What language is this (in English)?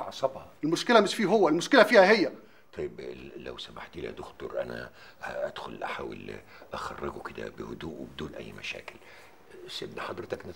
Arabic